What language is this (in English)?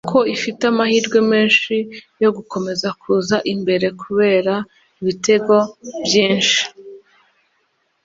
Kinyarwanda